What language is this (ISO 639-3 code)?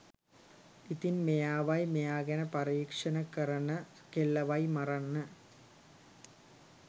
sin